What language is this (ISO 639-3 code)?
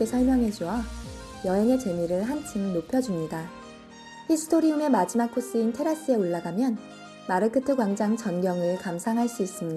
kor